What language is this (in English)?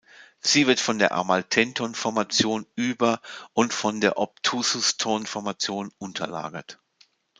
German